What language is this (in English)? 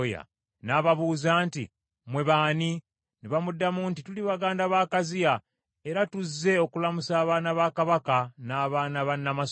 Ganda